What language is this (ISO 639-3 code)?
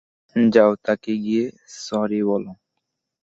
ben